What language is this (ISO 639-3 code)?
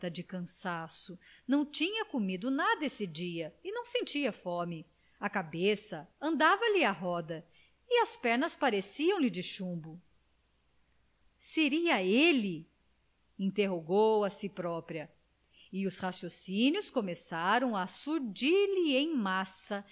por